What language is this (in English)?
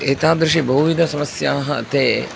Sanskrit